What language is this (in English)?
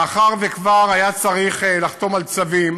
Hebrew